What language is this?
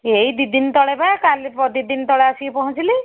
Odia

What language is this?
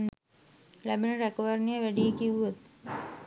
Sinhala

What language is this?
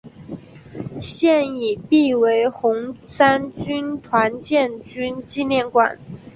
Chinese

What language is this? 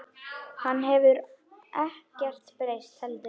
Icelandic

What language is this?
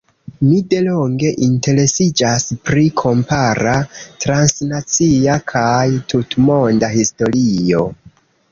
Esperanto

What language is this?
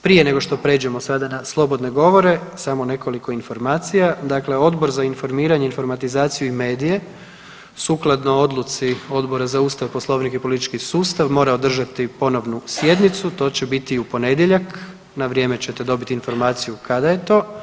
Croatian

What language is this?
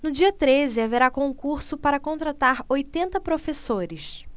Portuguese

